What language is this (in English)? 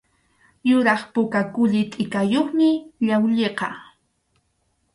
Arequipa-La Unión Quechua